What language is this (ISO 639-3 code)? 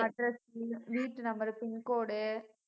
tam